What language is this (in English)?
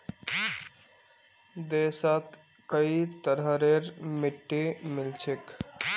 Magahi